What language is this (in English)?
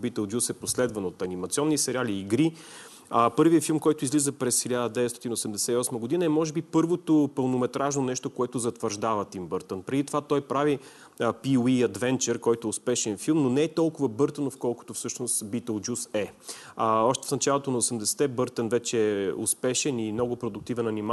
Bulgarian